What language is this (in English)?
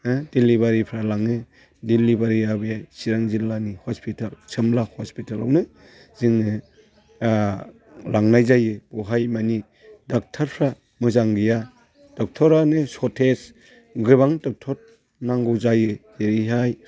Bodo